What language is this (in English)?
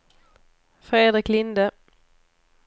Swedish